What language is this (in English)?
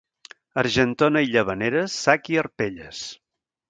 Catalan